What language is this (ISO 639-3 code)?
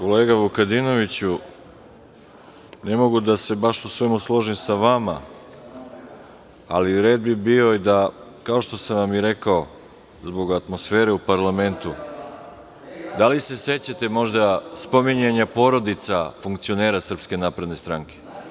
srp